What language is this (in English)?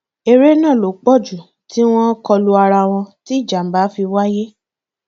Yoruba